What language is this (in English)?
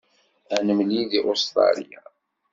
Kabyle